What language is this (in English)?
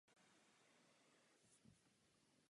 Czech